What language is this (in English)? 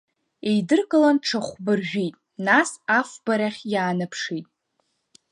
Abkhazian